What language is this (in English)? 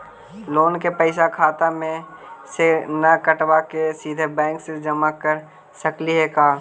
Magahi